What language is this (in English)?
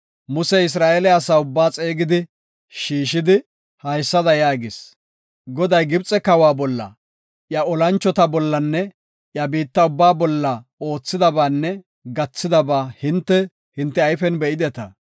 Gofa